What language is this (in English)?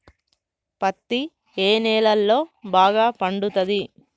Telugu